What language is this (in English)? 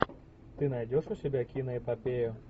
Russian